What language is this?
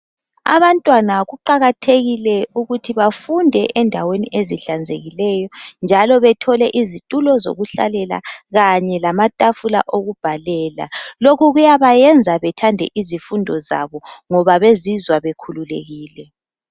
North Ndebele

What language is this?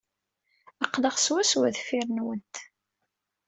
Kabyle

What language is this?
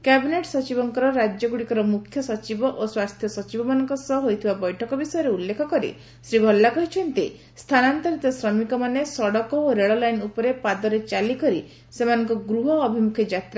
Odia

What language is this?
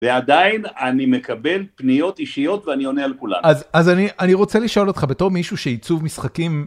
Hebrew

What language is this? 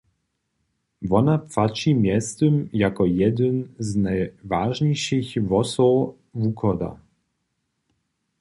Upper Sorbian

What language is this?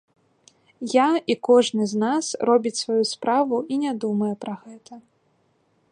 Belarusian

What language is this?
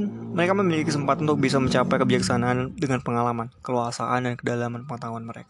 Indonesian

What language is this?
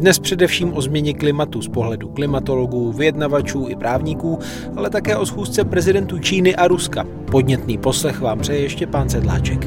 Czech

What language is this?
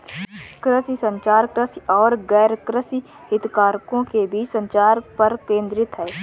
Hindi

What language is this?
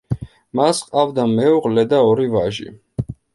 Georgian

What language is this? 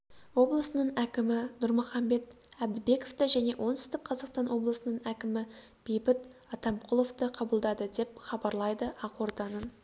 Kazakh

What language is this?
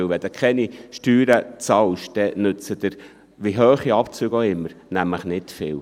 Swiss German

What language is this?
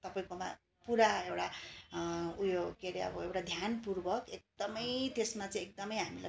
Nepali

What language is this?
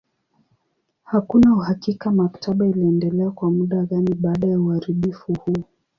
Swahili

